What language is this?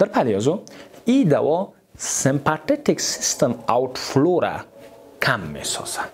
Persian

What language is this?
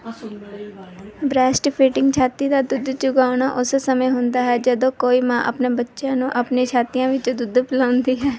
Punjabi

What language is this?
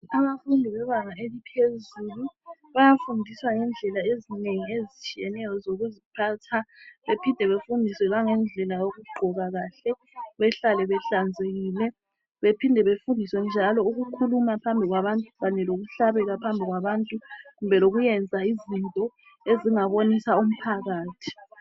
North Ndebele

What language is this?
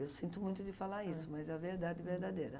Portuguese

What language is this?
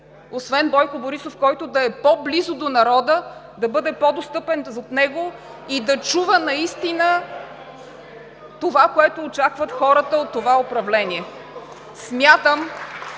Bulgarian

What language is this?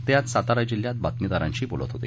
Marathi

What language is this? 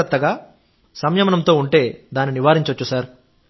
Telugu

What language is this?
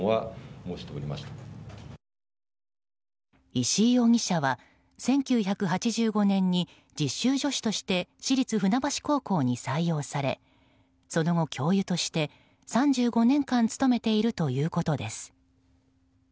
Japanese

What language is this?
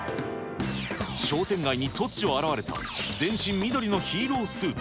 Japanese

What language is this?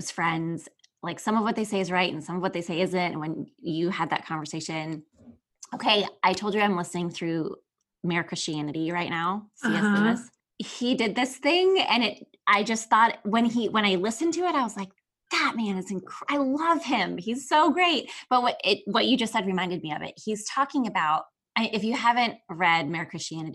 English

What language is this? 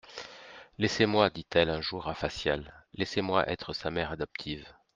French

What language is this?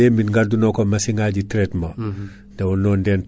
Fula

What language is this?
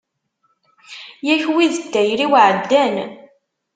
Kabyle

